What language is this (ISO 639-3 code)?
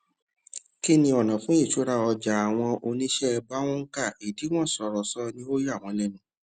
yor